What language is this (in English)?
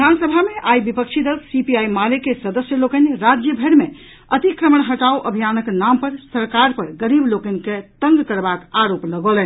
Maithili